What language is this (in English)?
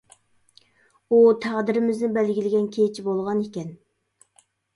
Uyghur